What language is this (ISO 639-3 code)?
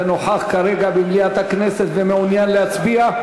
heb